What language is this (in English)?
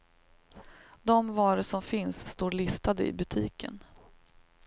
Swedish